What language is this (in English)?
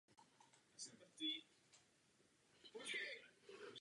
Czech